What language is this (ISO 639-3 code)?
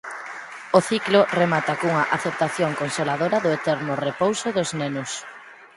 glg